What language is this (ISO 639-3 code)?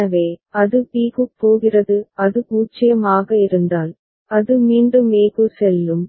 tam